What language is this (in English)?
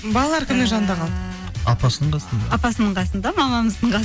Kazakh